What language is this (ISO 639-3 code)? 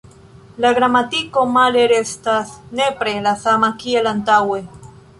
epo